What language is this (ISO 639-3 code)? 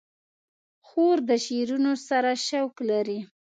pus